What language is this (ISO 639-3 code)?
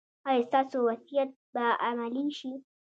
pus